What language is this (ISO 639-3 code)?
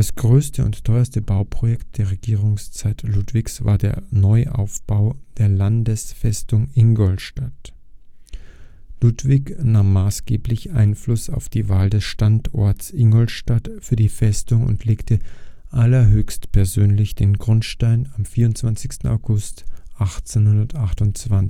deu